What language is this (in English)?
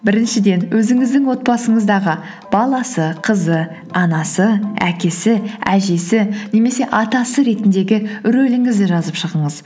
Kazakh